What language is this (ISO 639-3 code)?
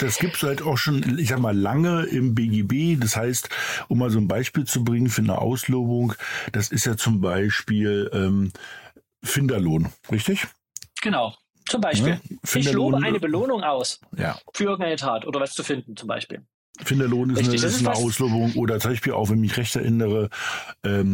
deu